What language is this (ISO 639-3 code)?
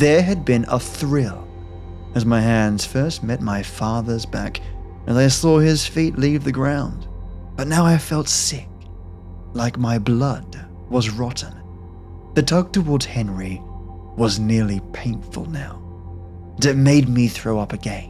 eng